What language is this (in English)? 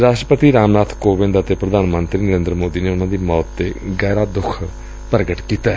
Punjabi